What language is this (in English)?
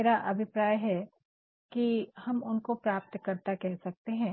Hindi